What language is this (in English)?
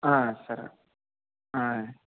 Telugu